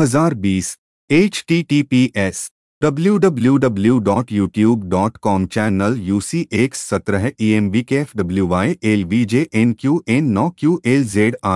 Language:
Hindi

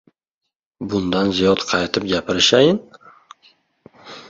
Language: Uzbek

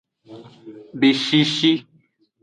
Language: Aja (Benin)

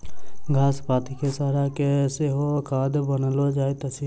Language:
Maithili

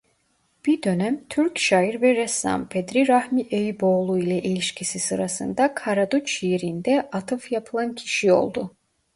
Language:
Turkish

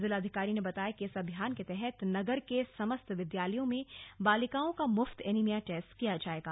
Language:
Hindi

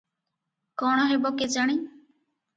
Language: Odia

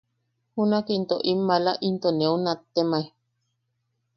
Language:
Yaqui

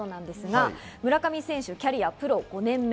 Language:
Japanese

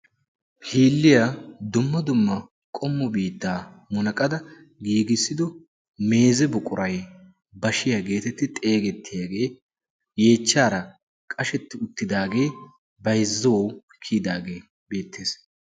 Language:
Wolaytta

